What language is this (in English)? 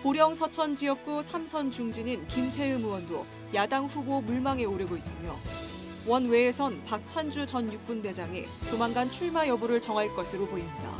Korean